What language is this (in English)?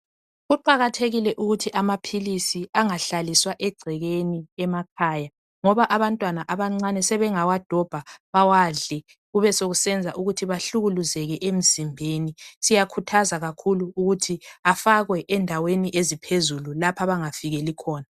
North Ndebele